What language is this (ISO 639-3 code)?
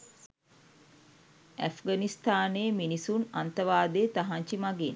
sin